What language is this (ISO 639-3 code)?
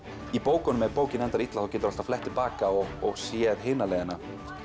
isl